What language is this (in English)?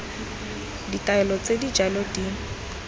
Tswana